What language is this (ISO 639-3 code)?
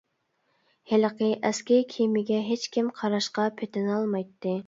uig